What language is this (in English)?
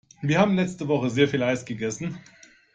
German